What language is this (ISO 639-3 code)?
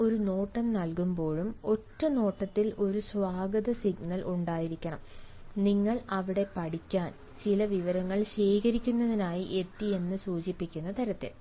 mal